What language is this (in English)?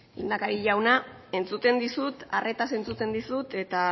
Basque